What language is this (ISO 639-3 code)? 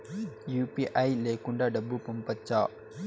tel